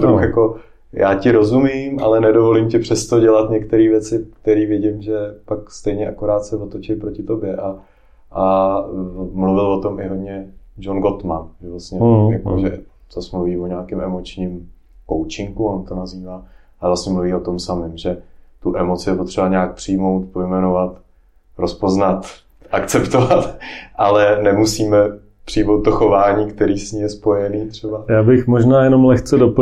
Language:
Czech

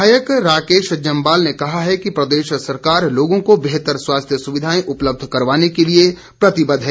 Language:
Hindi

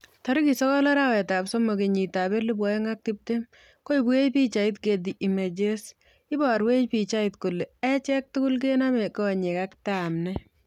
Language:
Kalenjin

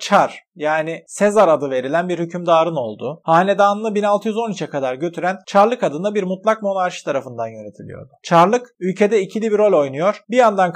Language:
Turkish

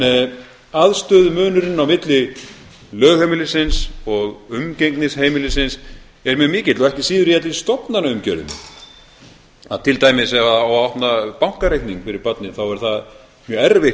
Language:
Icelandic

